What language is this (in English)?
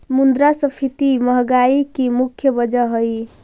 Magahi